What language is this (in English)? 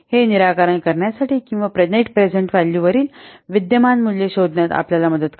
Marathi